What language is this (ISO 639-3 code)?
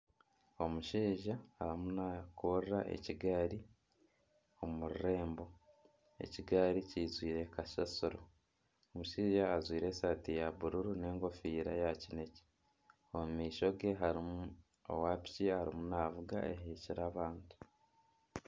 nyn